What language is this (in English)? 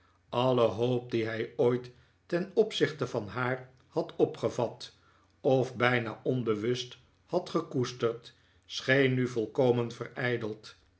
Dutch